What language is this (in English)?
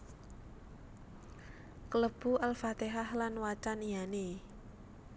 Javanese